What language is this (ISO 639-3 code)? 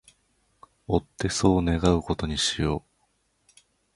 jpn